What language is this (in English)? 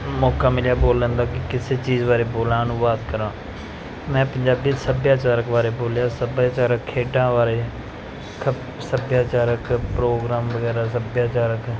Punjabi